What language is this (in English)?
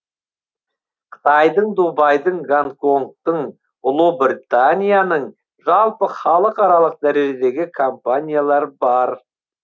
Kazakh